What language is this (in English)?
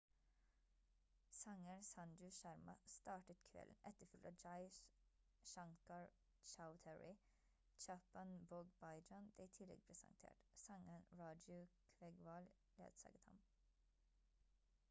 Norwegian Bokmål